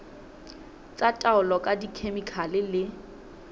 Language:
Southern Sotho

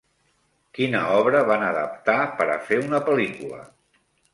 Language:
Catalan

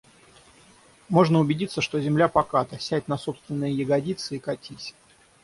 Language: Russian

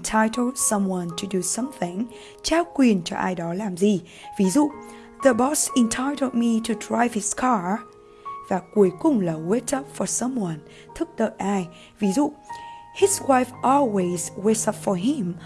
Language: Vietnamese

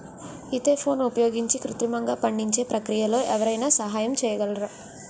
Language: Telugu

